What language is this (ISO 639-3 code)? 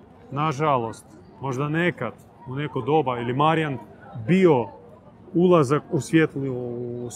hrv